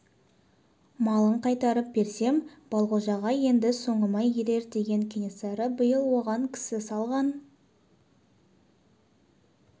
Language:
Kazakh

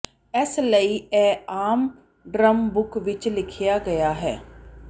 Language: Punjabi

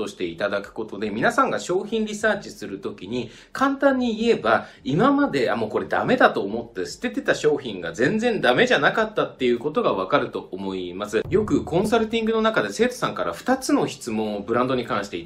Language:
Japanese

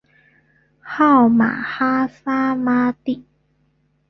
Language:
Chinese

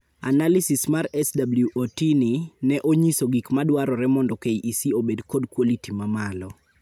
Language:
Luo (Kenya and Tanzania)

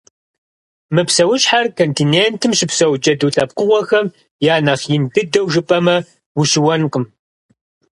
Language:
Kabardian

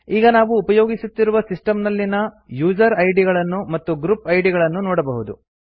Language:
Kannada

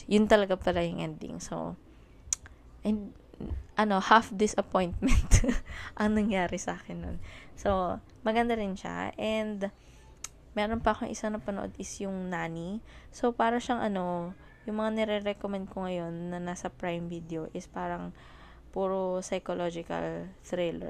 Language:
Filipino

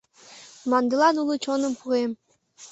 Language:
Mari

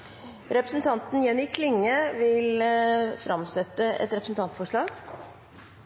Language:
Norwegian Nynorsk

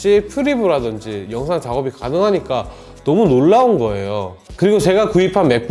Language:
Korean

